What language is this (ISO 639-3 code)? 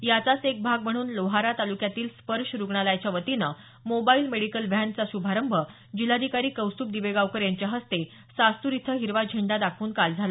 mar